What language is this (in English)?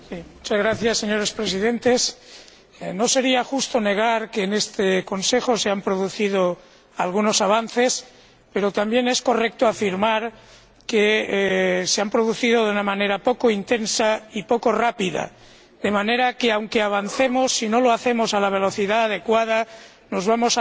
Spanish